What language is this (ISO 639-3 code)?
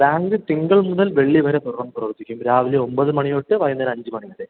mal